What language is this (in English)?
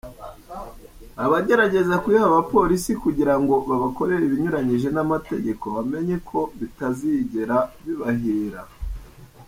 Kinyarwanda